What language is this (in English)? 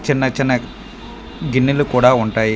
Telugu